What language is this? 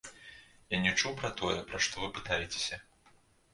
Belarusian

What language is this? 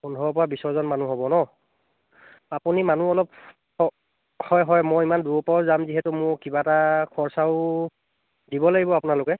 Assamese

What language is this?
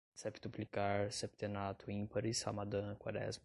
Portuguese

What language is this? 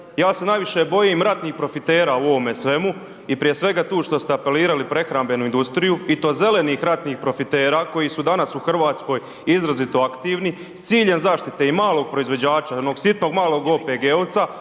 Croatian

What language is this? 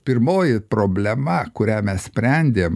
Lithuanian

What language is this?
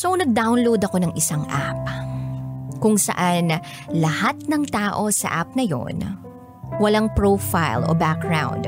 Filipino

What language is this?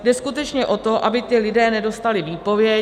Czech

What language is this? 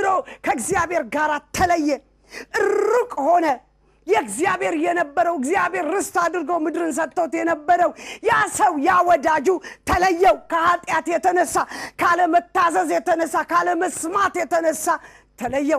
Arabic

